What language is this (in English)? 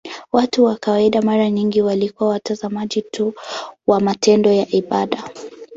Swahili